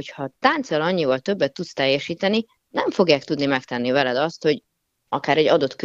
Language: Hungarian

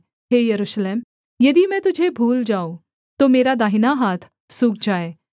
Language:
Hindi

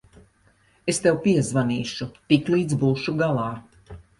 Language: Latvian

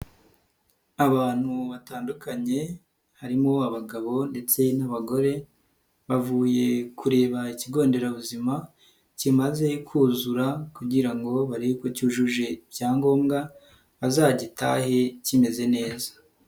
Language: Kinyarwanda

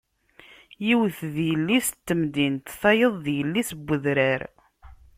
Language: Kabyle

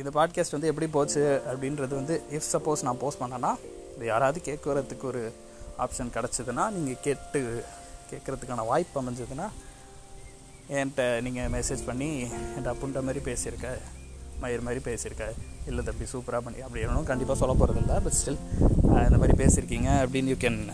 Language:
Tamil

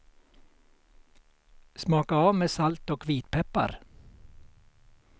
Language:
Swedish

